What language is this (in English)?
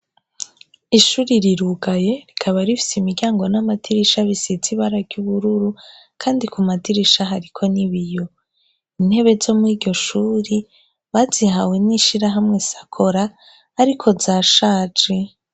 Rundi